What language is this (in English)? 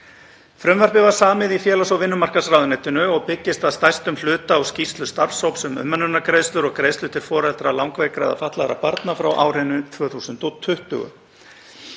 Icelandic